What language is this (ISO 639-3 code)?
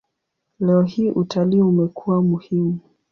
swa